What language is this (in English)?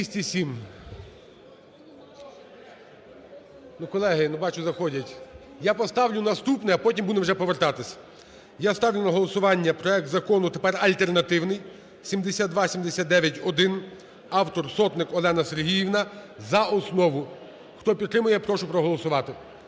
Ukrainian